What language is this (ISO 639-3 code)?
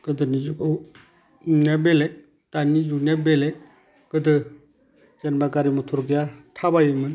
brx